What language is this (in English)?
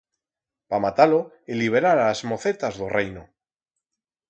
Aragonese